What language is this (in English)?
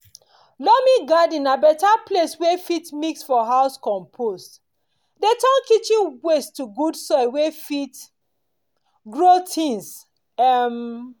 Nigerian Pidgin